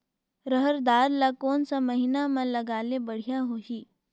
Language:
Chhattisgarhi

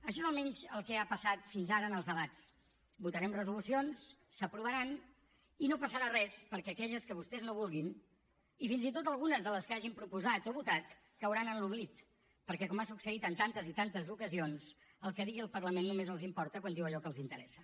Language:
Catalan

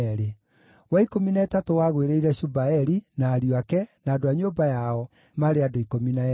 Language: Kikuyu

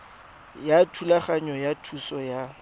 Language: Tswana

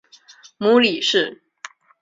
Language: Chinese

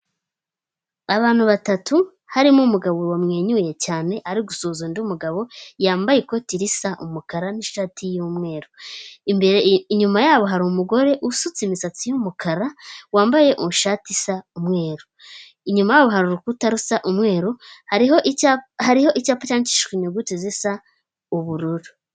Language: Kinyarwanda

